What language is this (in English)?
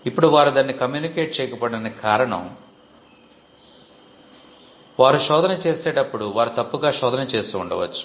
Telugu